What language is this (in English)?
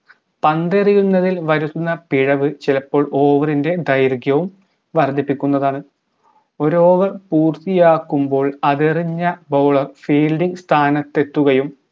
Malayalam